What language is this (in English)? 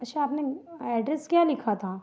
Hindi